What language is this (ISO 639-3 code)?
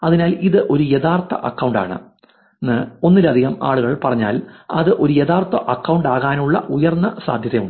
mal